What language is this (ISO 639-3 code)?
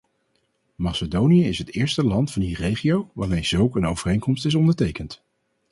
nld